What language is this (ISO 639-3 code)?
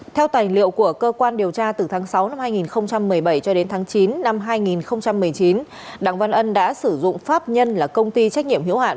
vie